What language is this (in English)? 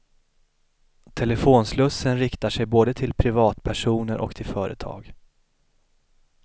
Swedish